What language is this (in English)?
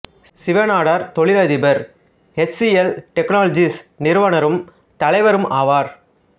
Tamil